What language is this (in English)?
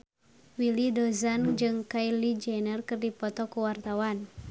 Sundanese